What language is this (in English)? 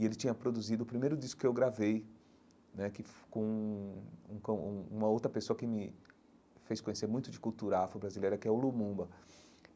Portuguese